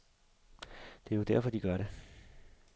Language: Danish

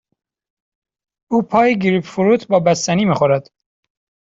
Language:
Persian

